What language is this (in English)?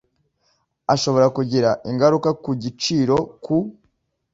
Kinyarwanda